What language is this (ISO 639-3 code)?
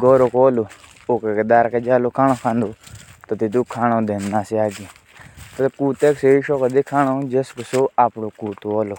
jns